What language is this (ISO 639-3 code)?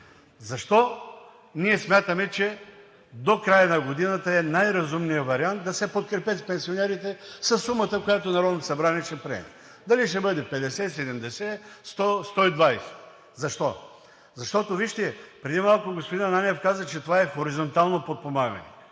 bul